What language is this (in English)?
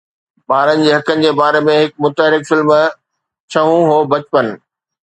Sindhi